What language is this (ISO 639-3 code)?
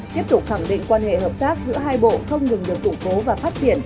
vie